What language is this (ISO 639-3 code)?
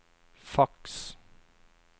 nor